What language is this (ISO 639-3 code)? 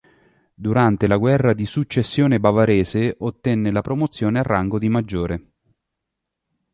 ita